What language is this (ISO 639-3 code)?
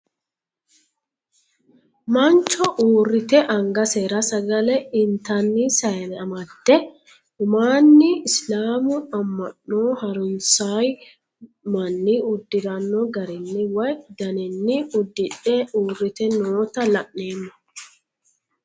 sid